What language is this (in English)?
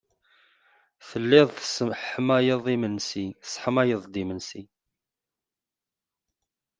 Kabyle